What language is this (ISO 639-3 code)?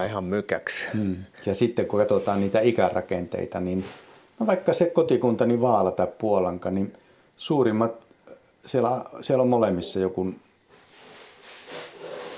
fin